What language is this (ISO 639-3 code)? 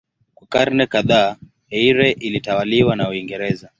swa